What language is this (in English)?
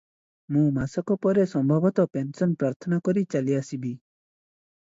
Odia